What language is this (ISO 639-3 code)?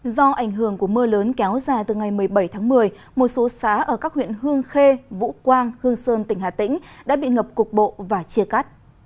vie